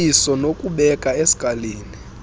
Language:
Xhosa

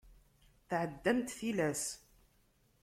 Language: Kabyle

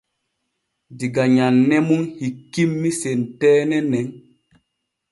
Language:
Borgu Fulfulde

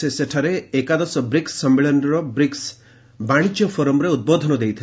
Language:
Odia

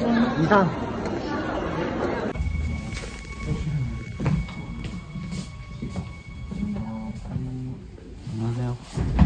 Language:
Korean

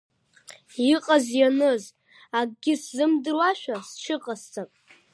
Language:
Abkhazian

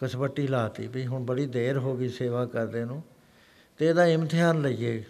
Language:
Punjabi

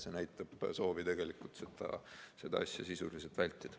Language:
Estonian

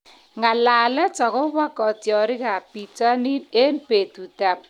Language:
Kalenjin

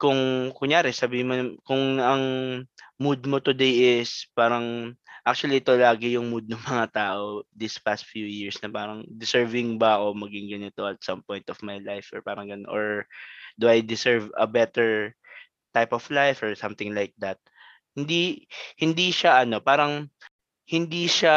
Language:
Filipino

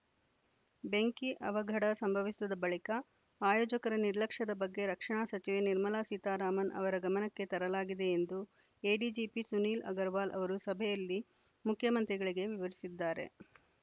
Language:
Kannada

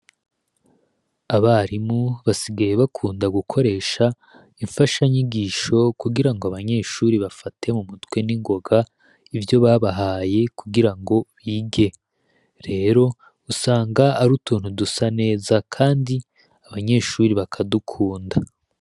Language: Rundi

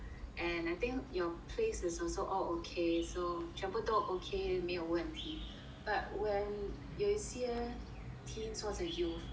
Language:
English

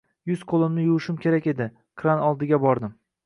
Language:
Uzbek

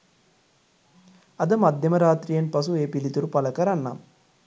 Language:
Sinhala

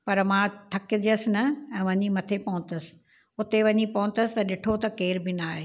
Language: Sindhi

